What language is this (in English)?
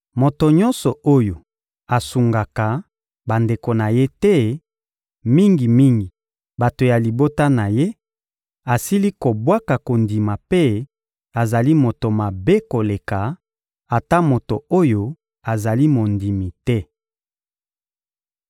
Lingala